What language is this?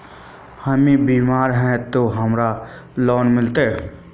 Magahi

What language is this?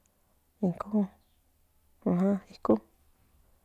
Central Nahuatl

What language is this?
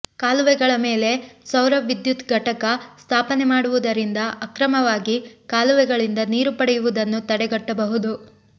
Kannada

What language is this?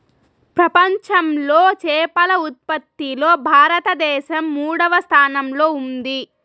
Telugu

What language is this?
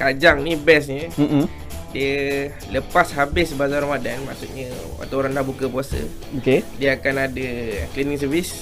Malay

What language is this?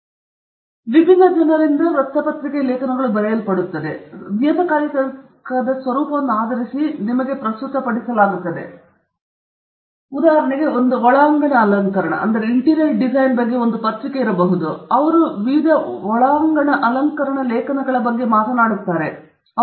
Kannada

